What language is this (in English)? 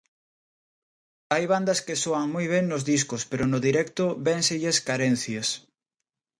Galician